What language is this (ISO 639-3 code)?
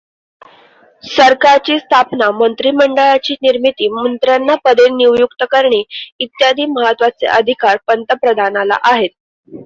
mar